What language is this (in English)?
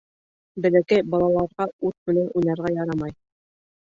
Bashkir